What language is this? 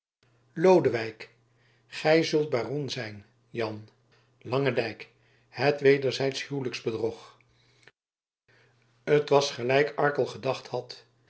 Dutch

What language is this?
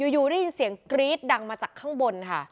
Thai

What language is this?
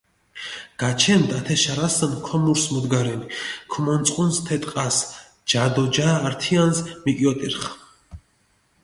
Mingrelian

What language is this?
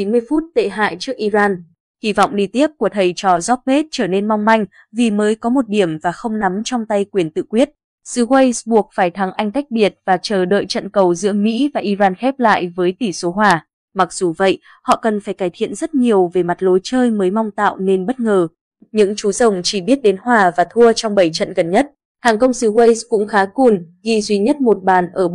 Vietnamese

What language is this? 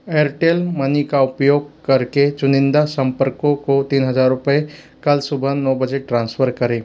Hindi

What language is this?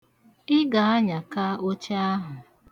Igbo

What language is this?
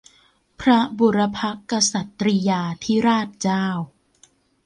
Thai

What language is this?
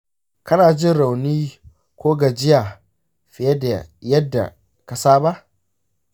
Hausa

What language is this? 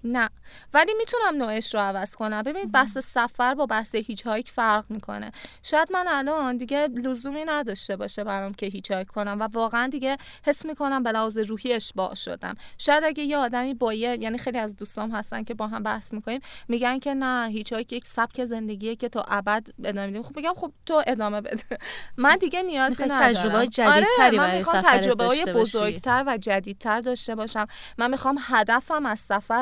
Persian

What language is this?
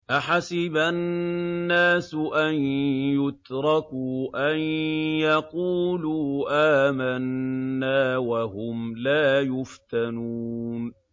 Arabic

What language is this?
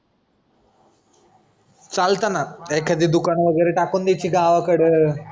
Marathi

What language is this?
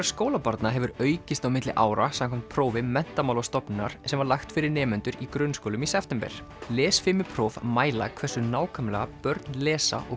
Icelandic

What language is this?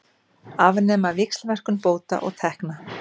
Icelandic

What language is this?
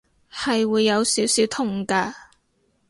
Cantonese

